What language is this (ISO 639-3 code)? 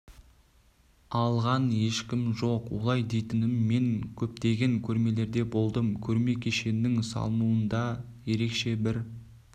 kaz